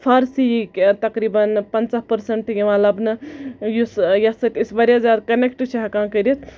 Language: Kashmiri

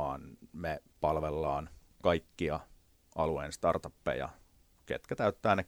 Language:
Finnish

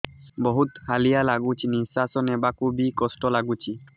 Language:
Odia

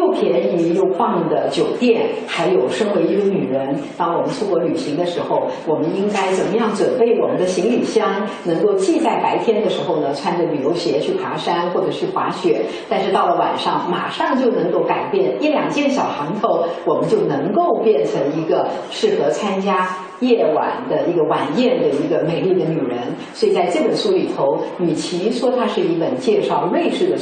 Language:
Chinese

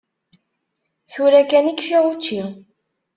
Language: Kabyle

